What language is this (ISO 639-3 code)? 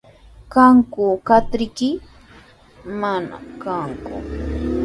qws